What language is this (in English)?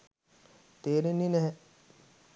Sinhala